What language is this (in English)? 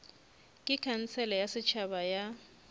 Northern Sotho